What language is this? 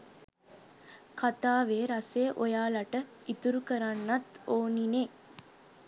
Sinhala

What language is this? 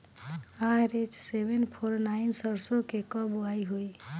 Bhojpuri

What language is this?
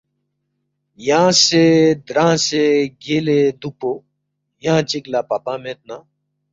Balti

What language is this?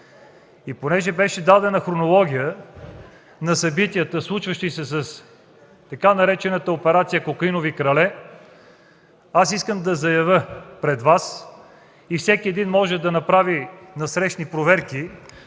Bulgarian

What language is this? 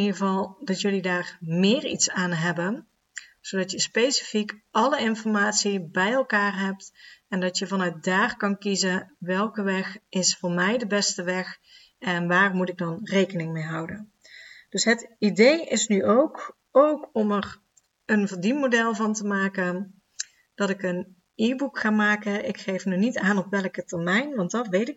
Dutch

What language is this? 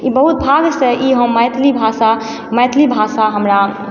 Maithili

